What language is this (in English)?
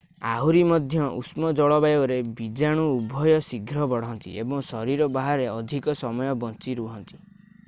Odia